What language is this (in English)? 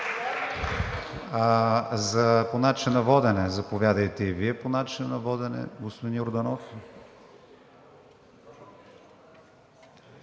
Bulgarian